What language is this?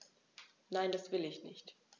German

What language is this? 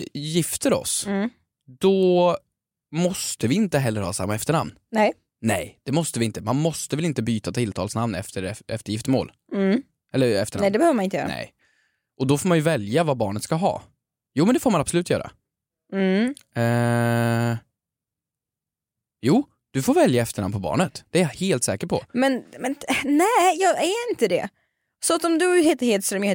Swedish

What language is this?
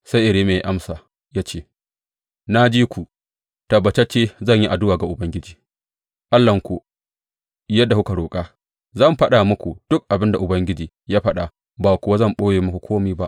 Hausa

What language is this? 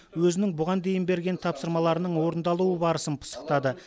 Kazakh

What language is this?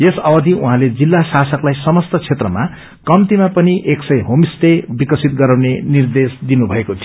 Nepali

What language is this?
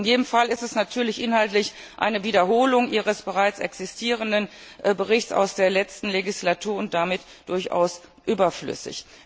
German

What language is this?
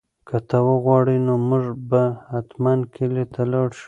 Pashto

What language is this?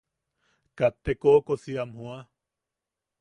Yaqui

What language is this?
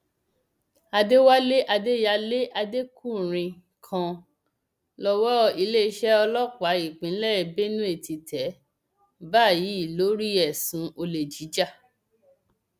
Yoruba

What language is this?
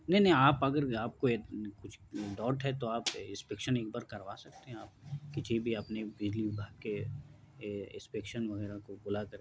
Urdu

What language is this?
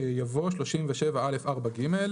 Hebrew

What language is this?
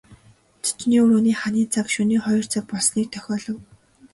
Mongolian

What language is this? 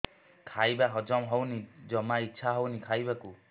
Odia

